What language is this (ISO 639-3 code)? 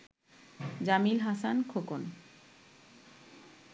ben